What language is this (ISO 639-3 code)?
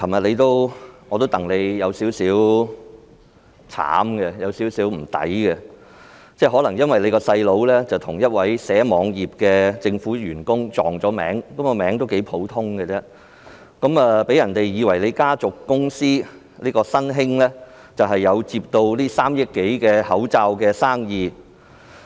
yue